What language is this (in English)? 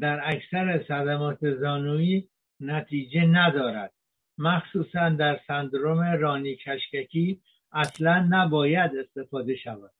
Persian